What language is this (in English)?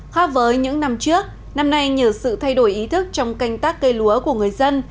Vietnamese